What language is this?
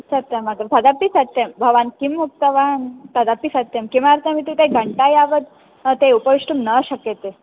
Sanskrit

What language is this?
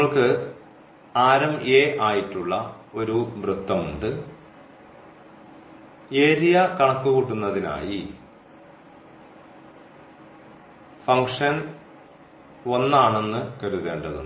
Malayalam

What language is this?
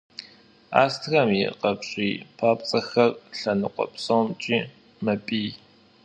Kabardian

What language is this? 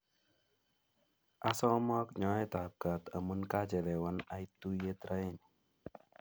Kalenjin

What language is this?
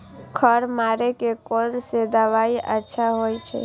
Maithili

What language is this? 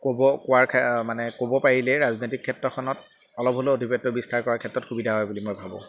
Assamese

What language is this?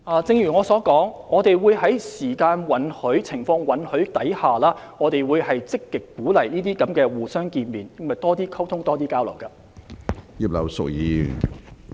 Cantonese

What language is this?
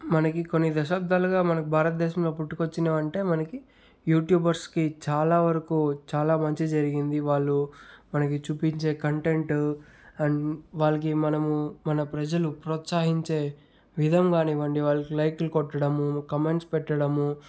Telugu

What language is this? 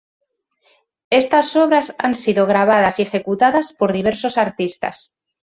Spanish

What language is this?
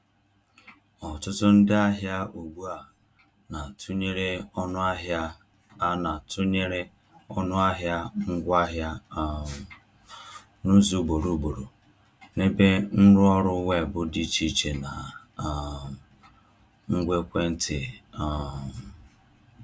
Igbo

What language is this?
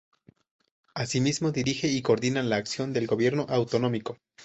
Spanish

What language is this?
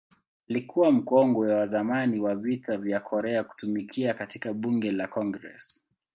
Swahili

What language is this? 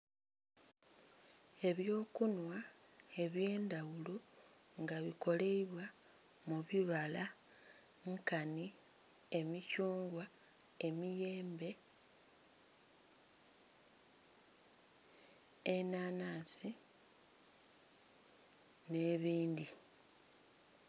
Soga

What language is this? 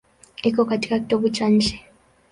Swahili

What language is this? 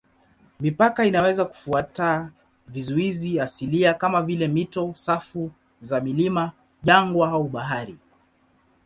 Swahili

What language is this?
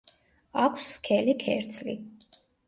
Georgian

